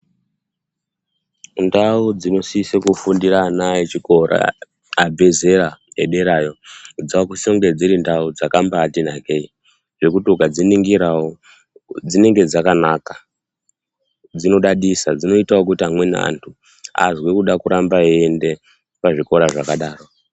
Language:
Ndau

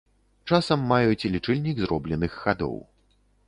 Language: Belarusian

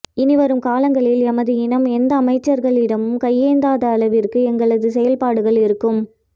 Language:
Tamil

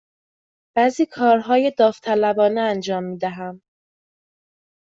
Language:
Persian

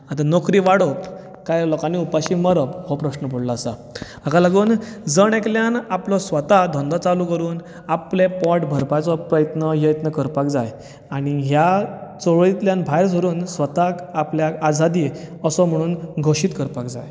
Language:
Konkani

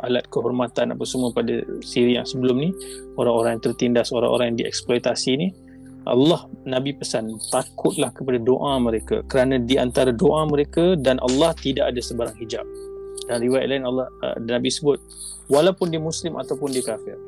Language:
Malay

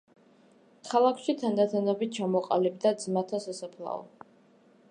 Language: Georgian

